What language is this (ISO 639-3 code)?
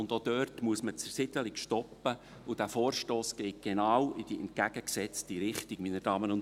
gsw